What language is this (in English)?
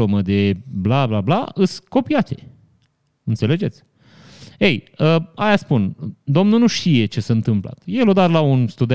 Romanian